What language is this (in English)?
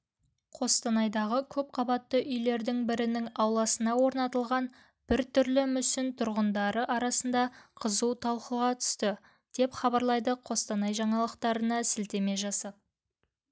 Kazakh